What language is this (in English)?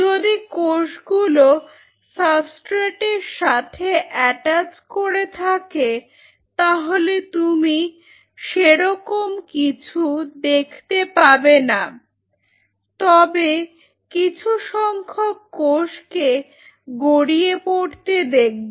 Bangla